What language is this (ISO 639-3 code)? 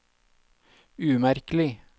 nor